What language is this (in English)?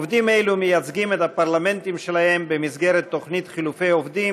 Hebrew